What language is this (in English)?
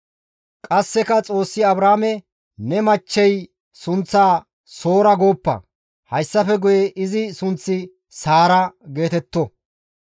Gamo